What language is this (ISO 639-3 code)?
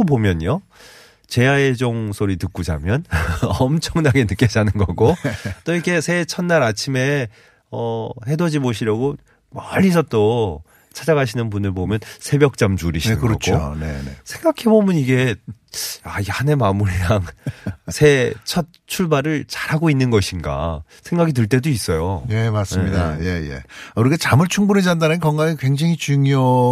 kor